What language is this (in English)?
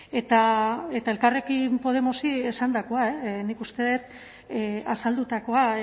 Basque